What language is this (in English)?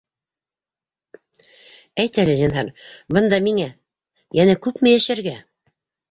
Bashkir